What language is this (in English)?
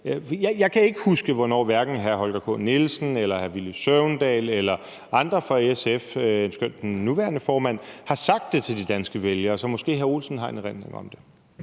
Danish